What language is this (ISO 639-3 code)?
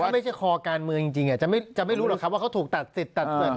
tha